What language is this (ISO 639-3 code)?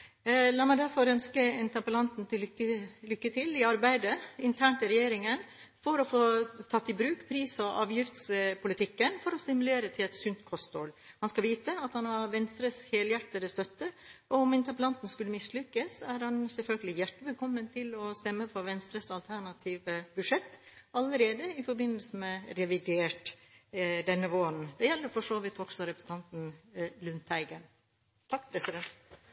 nob